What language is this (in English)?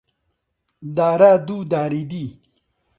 Central Kurdish